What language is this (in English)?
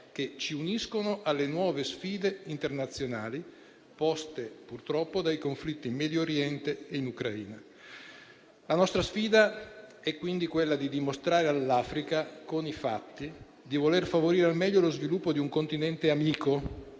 Italian